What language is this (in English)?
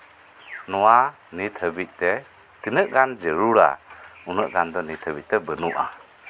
Santali